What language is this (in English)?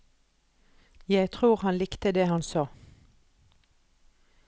Norwegian